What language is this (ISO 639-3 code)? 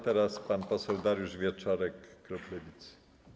pol